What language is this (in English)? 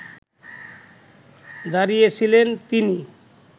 Bangla